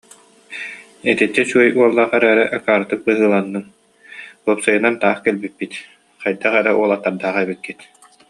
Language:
Yakut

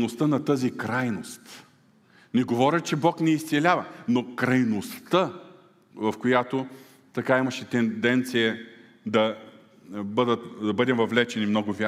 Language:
Bulgarian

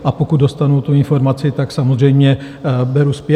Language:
Czech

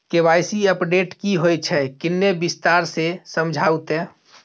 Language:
Maithili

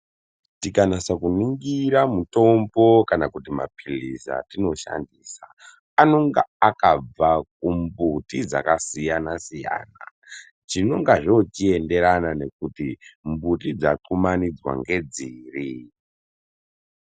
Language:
Ndau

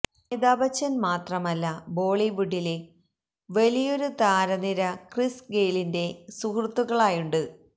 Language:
Malayalam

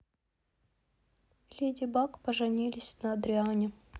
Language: Russian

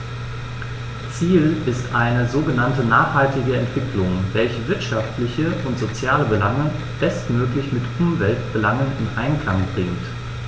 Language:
German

